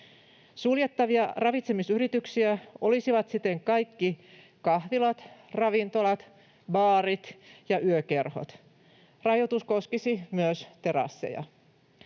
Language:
Finnish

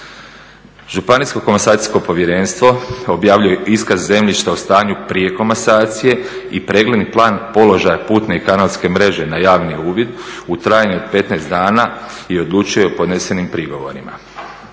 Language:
Croatian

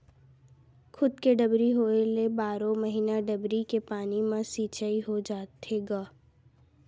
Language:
Chhattisgarhi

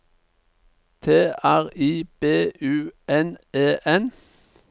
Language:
Norwegian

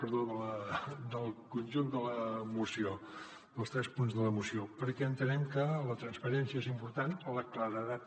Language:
Catalan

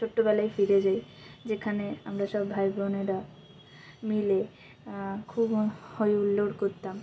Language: Bangla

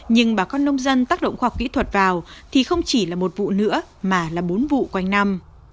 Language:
Vietnamese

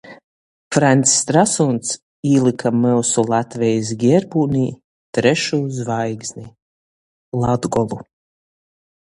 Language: Latgalian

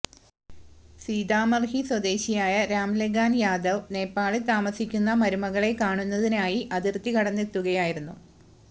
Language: Malayalam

